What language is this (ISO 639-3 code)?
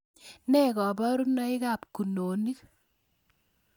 kln